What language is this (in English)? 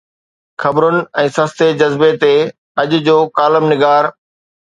Sindhi